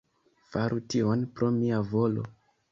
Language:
Esperanto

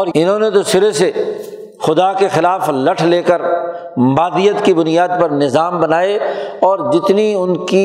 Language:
Urdu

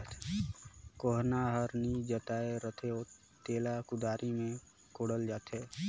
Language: Chhattisgarhi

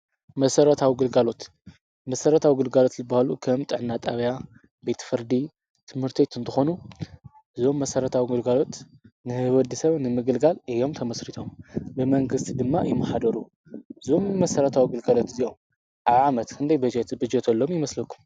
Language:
Tigrinya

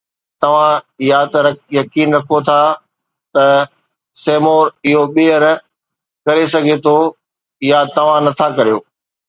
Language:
Sindhi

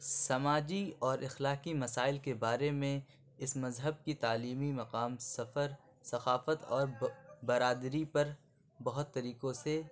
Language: Urdu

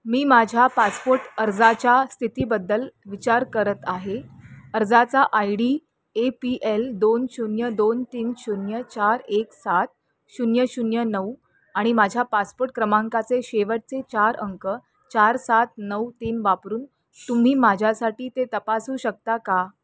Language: Marathi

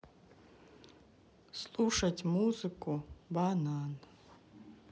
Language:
Russian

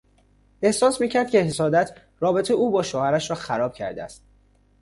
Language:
Persian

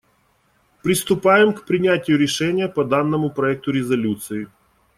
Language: Russian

